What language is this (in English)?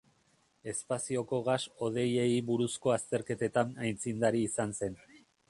Basque